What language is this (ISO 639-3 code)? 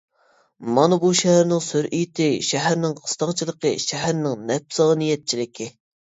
uig